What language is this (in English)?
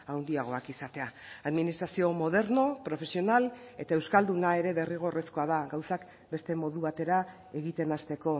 Basque